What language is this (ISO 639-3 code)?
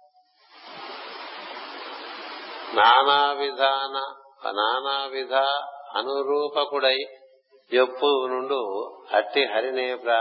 tel